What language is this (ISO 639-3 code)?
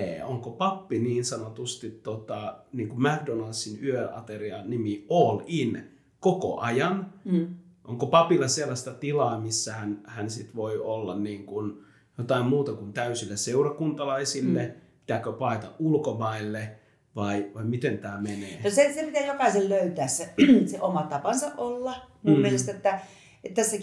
fin